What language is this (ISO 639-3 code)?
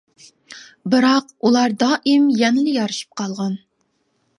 uig